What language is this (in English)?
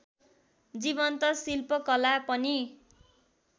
Nepali